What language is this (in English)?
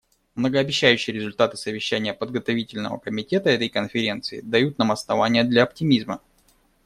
Russian